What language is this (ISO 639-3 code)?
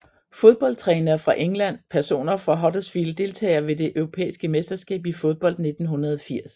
dan